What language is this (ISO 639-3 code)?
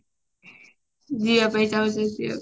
ori